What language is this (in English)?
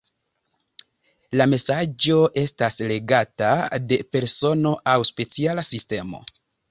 Esperanto